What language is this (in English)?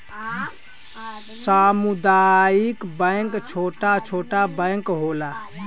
Bhojpuri